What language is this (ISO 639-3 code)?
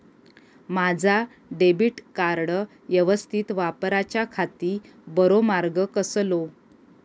mar